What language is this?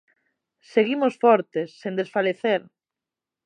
Galician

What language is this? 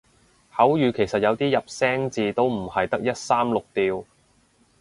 Cantonese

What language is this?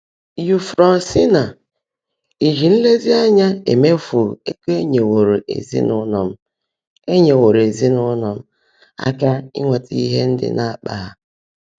Igbo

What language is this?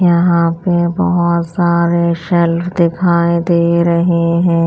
Hindi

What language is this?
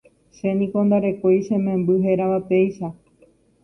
Guarani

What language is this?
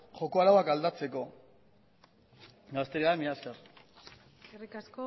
Basque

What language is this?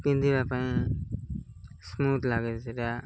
Odia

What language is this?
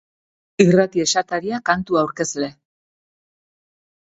Basque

